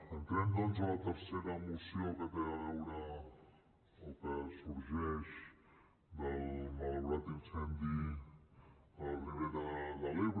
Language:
Catalan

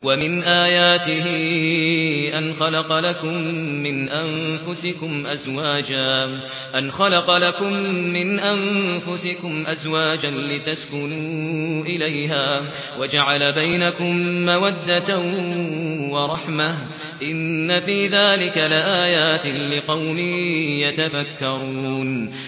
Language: Arabic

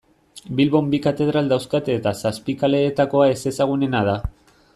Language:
Basque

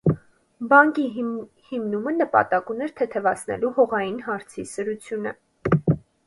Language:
Armenian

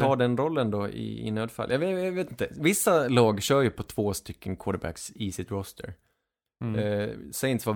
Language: Swedish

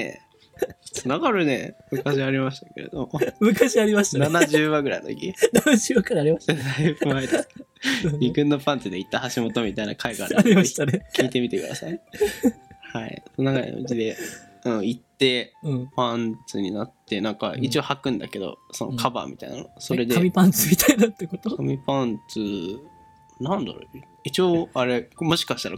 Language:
Japanese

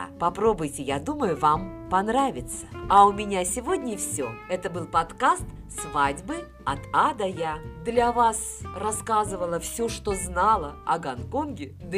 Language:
Russian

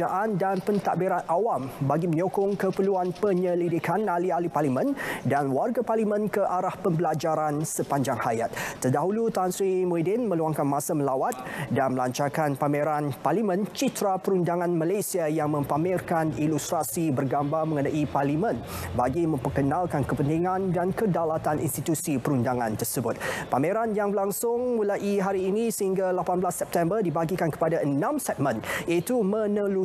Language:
Malay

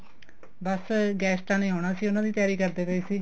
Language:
Punjabi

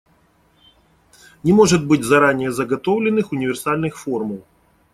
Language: Russian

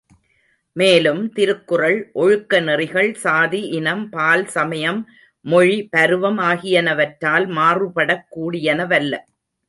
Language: Tamil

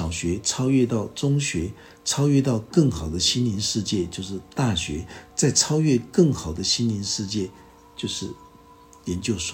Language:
Chinese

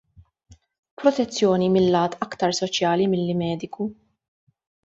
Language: Maltese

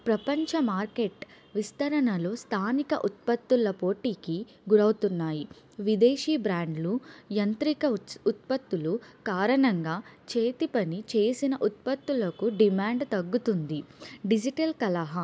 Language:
Telugu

